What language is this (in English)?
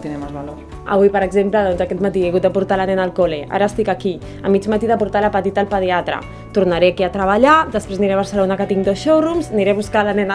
Catalan